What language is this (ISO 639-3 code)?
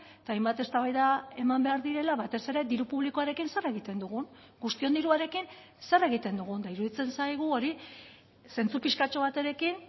eus